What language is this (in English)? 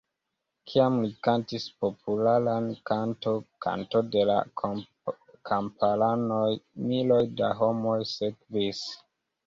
Esperanto